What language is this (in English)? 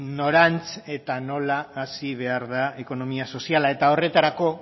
Basque